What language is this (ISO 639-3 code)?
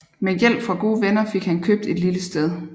dan